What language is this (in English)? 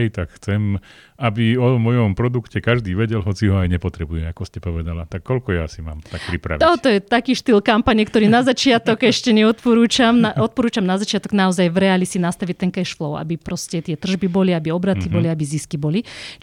Slovak